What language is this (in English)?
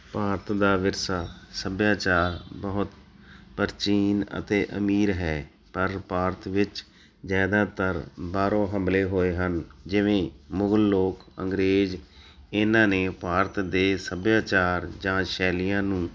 Punjabi